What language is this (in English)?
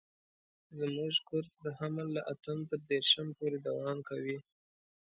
Pashto